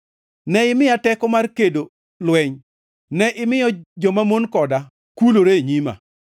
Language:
Luo (Kenya and Tanzania)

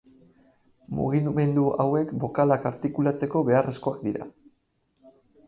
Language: Basque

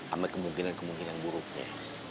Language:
Indonesian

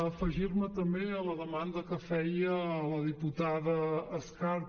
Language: Catalan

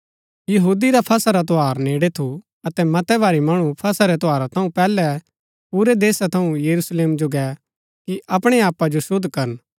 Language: Gaddi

